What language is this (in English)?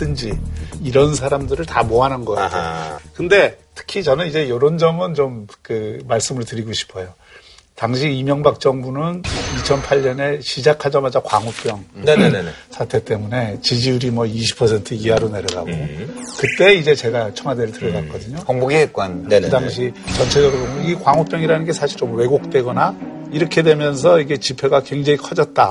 Korean